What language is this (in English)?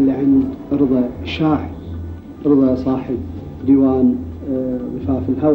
Arabic